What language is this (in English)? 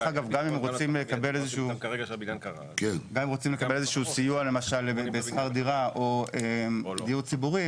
Hebrew